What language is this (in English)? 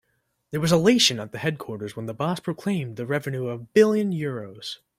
English